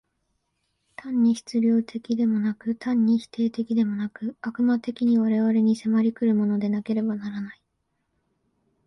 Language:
Japanese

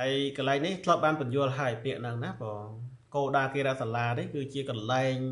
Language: Thai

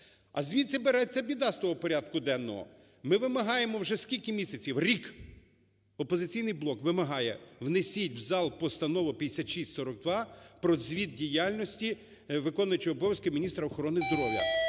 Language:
Ukrainian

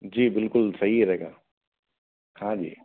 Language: Hindi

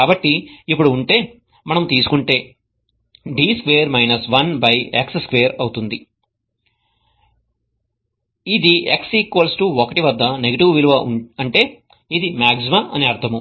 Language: Telugu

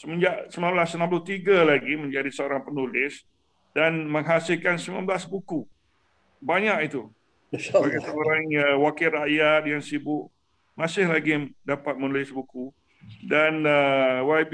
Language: Malay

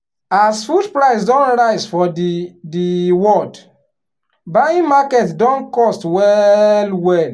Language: Nigerian Pidgin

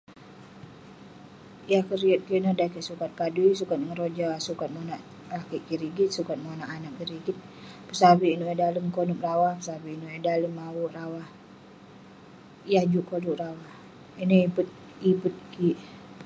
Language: Western Penan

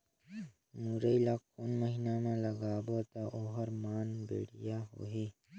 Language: Chhattisgarhi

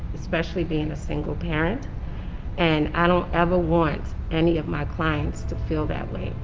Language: English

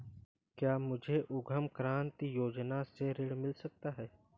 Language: Hindi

